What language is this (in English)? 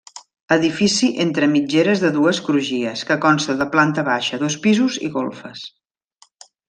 Catalan